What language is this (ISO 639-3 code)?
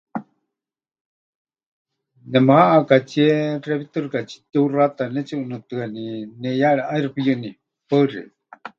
hch